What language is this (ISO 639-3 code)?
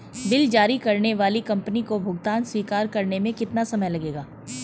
hin